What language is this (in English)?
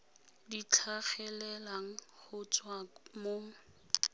Tswana